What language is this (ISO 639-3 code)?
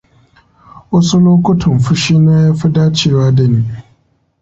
hau